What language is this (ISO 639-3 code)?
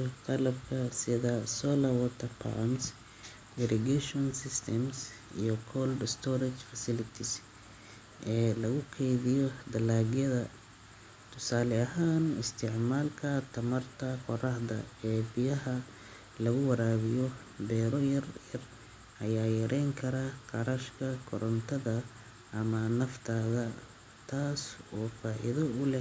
som